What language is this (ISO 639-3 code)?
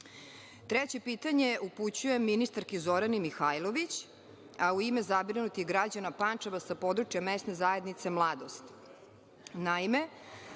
srp